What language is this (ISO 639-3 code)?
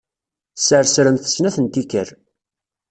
kab